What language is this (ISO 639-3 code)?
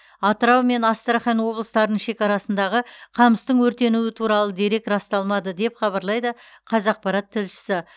kaz